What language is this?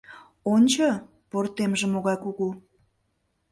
Mari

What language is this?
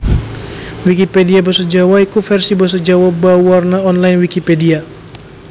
Javanese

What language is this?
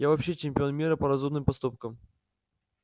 Russian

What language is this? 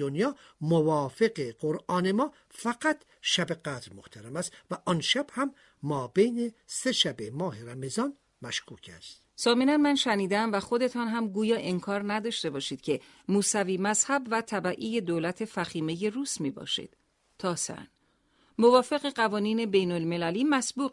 Persian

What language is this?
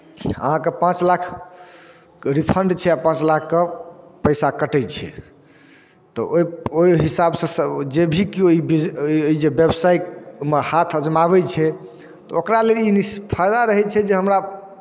Maithili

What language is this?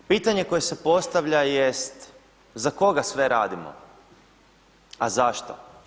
Croatian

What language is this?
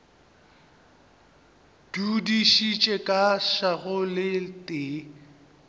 Northern Sotho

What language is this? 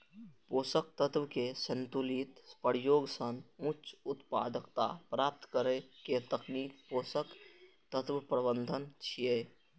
Maithili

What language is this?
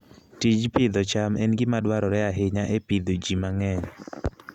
Luo (Kenya and Tanzania)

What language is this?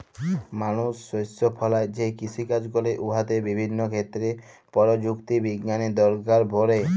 Bangla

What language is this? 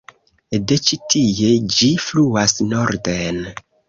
Esperanto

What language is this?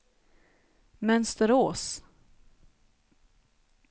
Swedish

